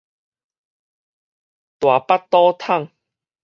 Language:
Min Nan Chinese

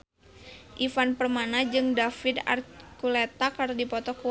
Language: Sundanese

